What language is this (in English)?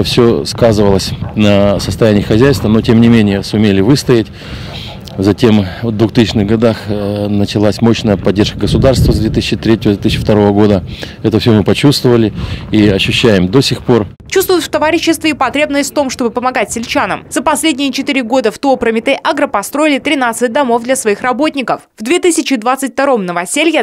Russian